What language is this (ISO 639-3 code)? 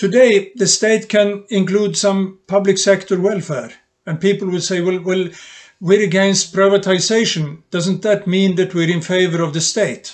eng